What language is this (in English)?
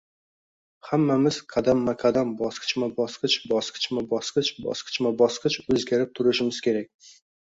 Uzbek